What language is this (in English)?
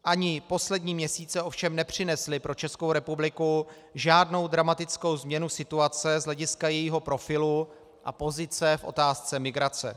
Czech